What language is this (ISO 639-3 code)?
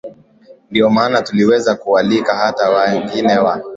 swa